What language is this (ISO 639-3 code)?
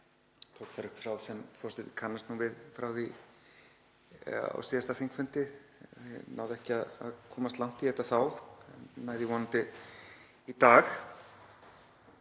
isl